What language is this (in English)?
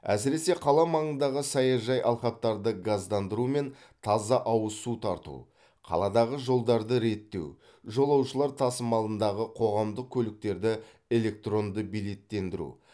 Kazakh